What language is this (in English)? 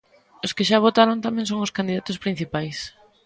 Galician